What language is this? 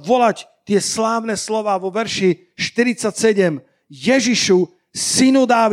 Slovak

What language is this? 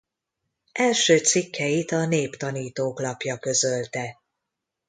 Hungarian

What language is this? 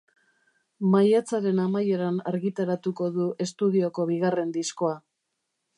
Basque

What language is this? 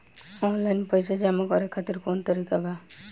Bhojpuri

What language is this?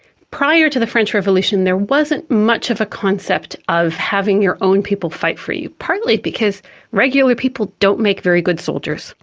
English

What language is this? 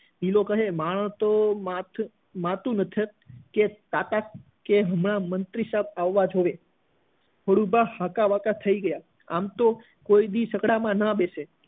Gujarati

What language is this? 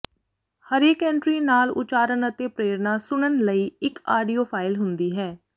Punjabi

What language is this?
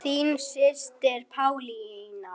Icelandic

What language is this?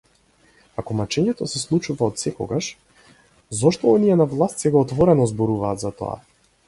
Macedonian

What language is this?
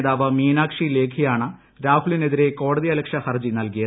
Malayalam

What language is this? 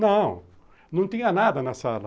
Portuguese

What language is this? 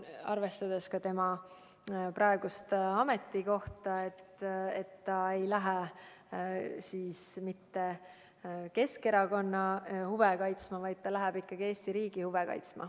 Estonian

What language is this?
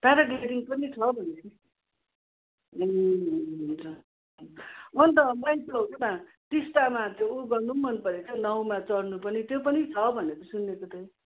Nepali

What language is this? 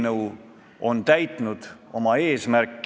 Estonian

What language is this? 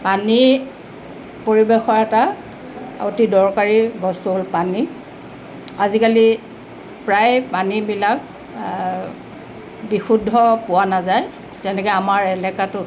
Assamese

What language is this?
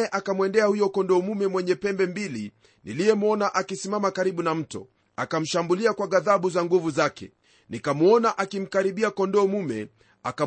Swahili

